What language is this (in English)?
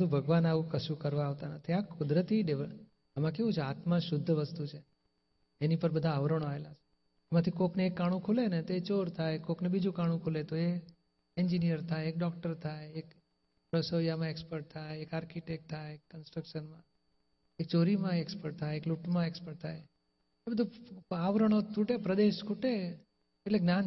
Gujarati